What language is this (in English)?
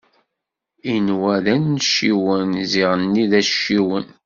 Kabyle